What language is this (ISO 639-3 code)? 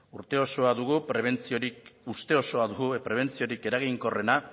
eus